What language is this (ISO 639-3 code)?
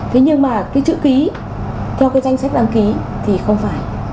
vie